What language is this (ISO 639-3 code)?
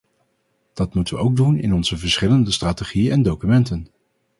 nld